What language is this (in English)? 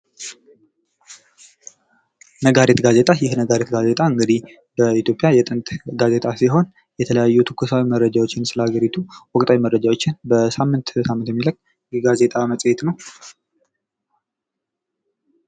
Amharic